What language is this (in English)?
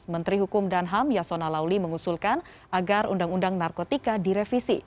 Indonesian